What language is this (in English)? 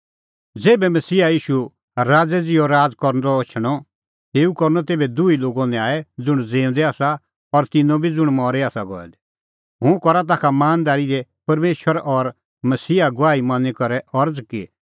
Kullu Pahari